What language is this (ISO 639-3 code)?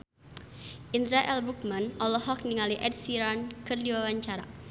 sun